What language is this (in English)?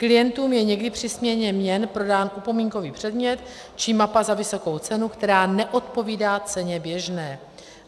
Czech